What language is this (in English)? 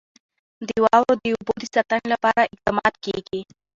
Pashto